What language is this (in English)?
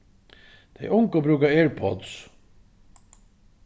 Faroese